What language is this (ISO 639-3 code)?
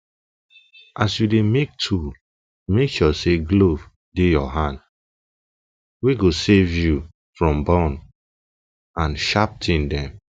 pcm